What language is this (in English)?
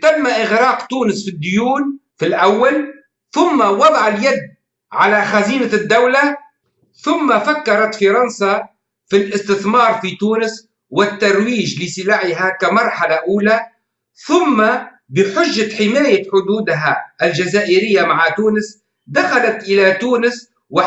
Arabic